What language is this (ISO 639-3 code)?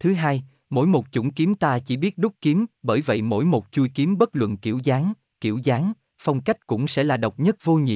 vie